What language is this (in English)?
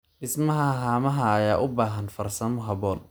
Somali